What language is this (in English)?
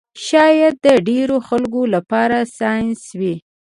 Pashto